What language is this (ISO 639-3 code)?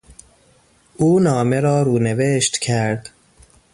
fas